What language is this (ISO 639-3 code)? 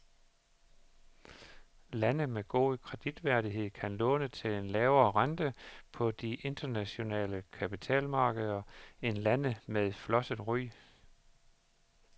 dan